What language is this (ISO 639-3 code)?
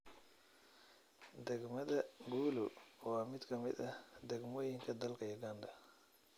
som